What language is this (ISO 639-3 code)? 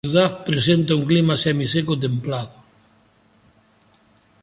spa